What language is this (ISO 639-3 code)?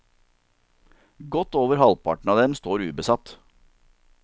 nor